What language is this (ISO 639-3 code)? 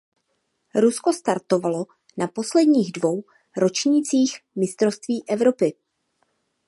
ces